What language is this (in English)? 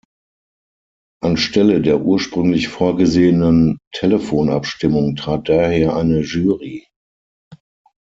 German